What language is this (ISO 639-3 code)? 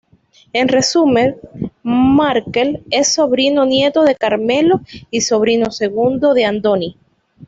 spa